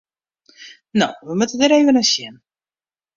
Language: Western Frisian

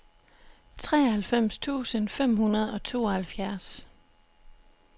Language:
Danish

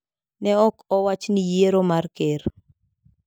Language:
Luo (Kenya and Tanzania)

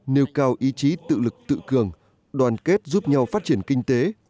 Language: Vietnamese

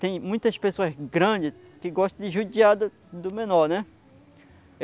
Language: Portuguese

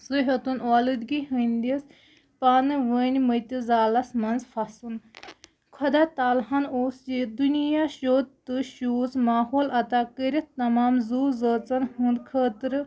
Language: Kashmiri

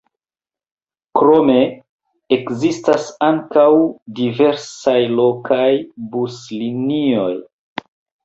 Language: Esperanto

